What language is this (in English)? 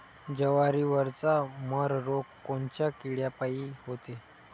Marathi